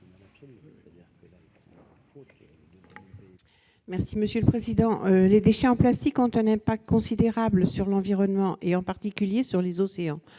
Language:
French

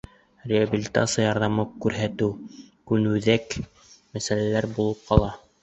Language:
Bashkir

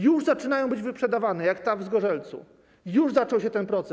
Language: Polish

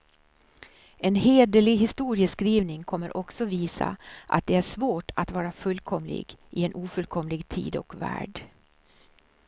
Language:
Swedish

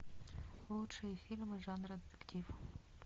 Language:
Russian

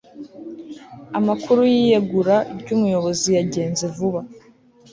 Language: Kinyarwanda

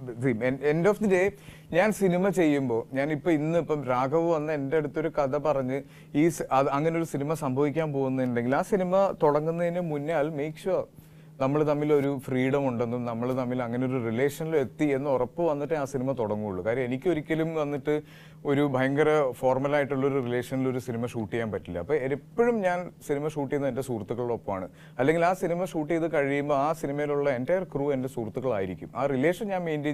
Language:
Malayalam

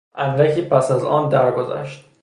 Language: Persian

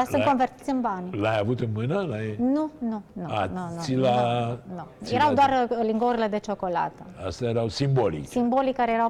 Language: Romanian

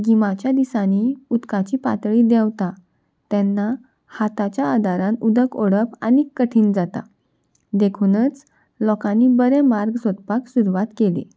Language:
Konkani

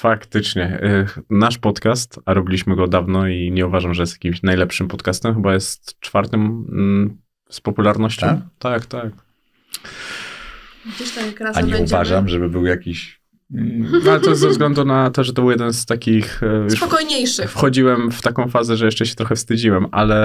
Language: Polish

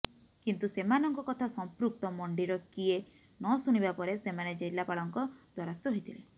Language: Odia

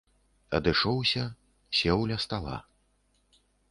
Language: Belarusian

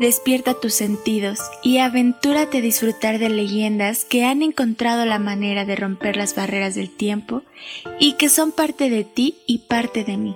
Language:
Spanish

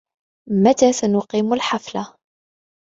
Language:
Arabic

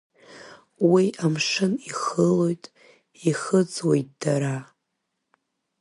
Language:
Abkhazian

